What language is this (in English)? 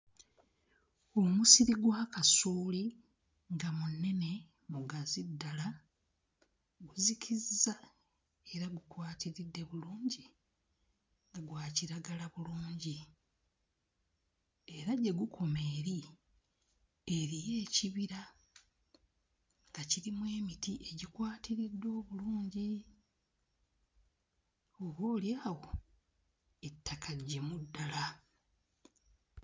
Ganda